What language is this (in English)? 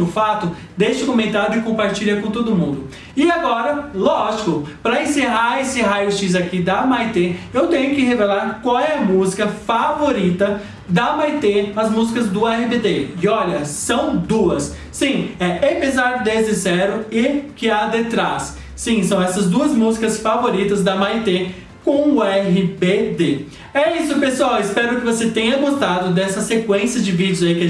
Portuguese